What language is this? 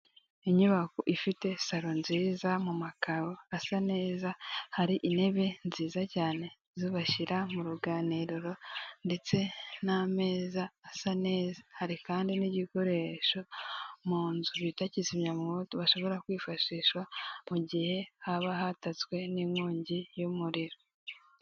Kinyarwanda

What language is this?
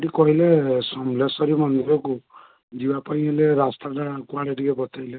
Odia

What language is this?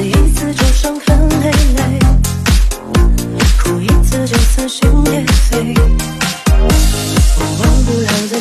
Chinese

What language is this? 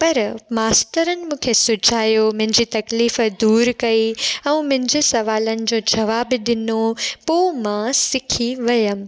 Sindhi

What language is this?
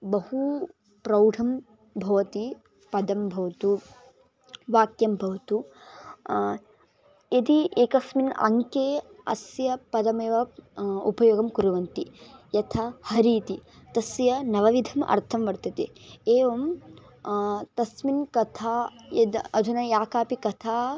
Sanskrit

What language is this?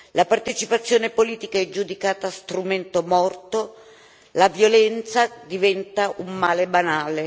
Italian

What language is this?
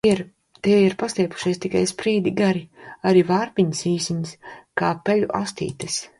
Latvian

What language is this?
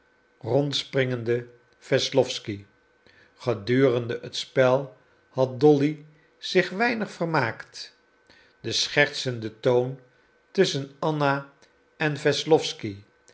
Dutch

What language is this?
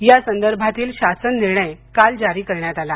Marathi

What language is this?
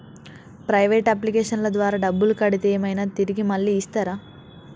Telugu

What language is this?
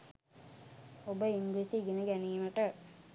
Sinhala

